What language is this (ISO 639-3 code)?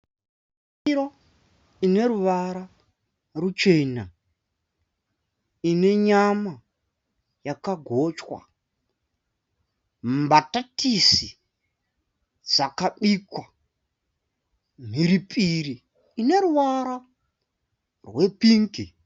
sna